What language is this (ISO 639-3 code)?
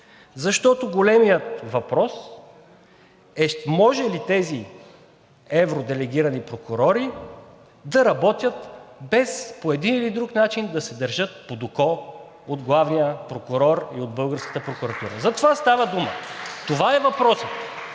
bul